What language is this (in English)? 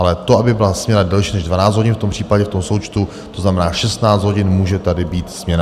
Czech